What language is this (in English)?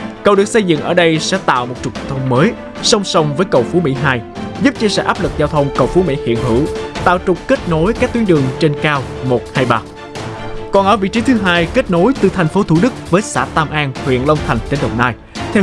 Vietnamese